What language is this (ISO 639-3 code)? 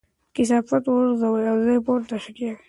pus